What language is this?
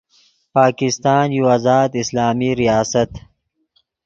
Yidgha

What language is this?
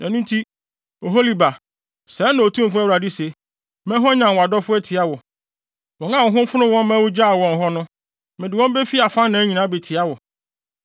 Akan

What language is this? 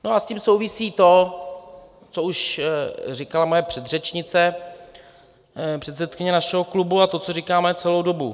Czech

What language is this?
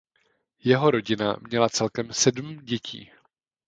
Czech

